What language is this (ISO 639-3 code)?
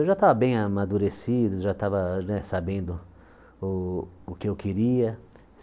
por